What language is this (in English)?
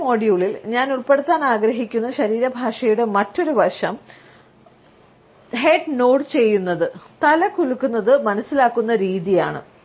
Malayalam